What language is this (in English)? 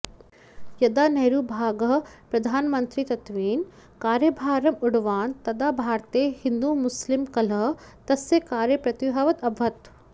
Sanskrit